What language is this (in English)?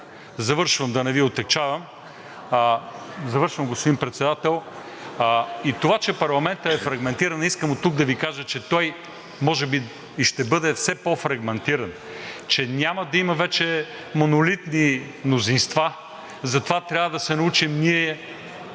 Bulgarian